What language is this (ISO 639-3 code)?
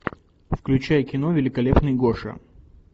rus